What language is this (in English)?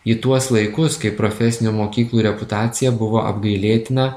Lithuanian